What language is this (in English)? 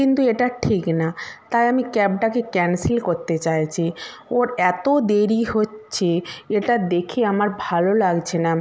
Bangla